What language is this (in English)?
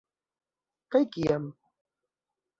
Esperanto